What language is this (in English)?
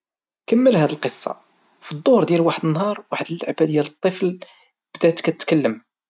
Moroccan Arabic